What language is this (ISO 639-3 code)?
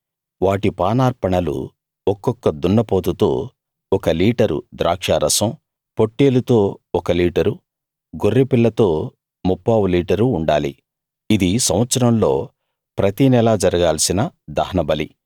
tel